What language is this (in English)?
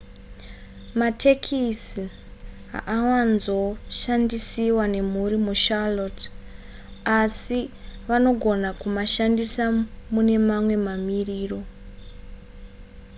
Shona